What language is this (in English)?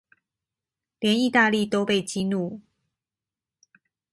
Chinese